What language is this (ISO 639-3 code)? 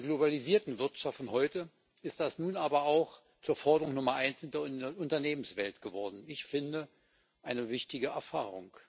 deu